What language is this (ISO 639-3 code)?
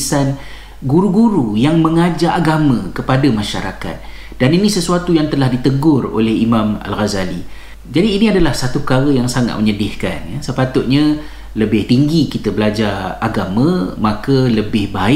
msa